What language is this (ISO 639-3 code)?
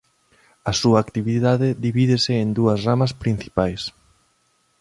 glg